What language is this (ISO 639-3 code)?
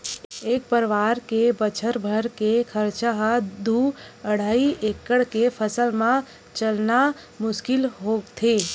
hne